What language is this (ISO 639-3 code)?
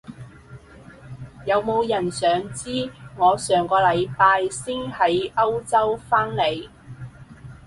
yue